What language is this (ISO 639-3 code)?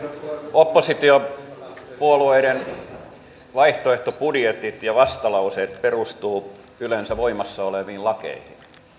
fin